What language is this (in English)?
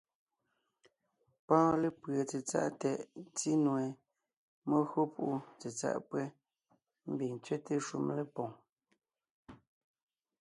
Ngiemboon